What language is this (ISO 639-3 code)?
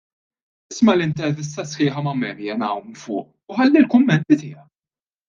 mlt